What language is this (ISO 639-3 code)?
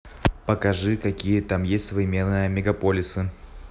rus